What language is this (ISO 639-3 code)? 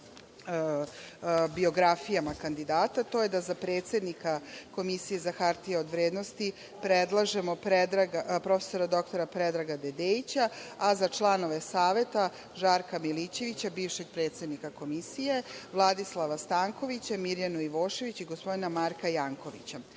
srp